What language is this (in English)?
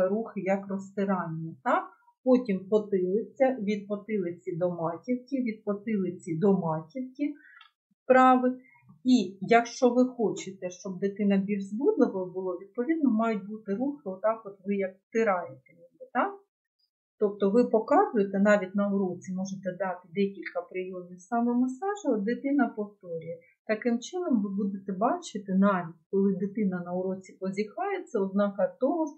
Ukrainian